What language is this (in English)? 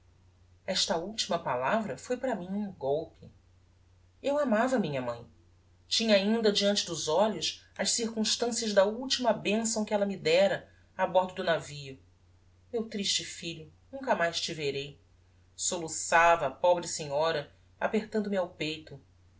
Portuguese